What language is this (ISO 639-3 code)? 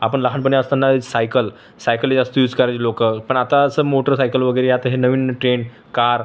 mar